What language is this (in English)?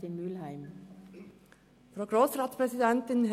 Swiss German